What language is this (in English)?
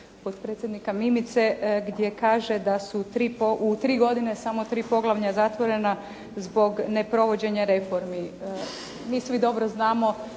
Croatian